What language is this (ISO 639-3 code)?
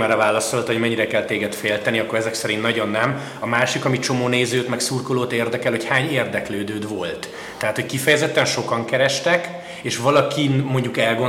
hun